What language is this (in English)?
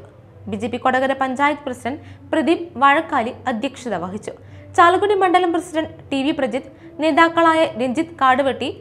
Malayalam